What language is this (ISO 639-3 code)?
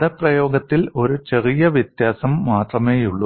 mal